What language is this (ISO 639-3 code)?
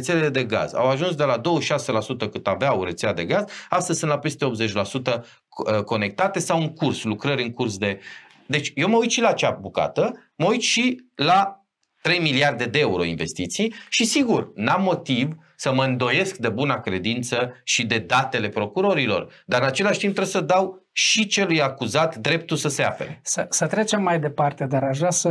ron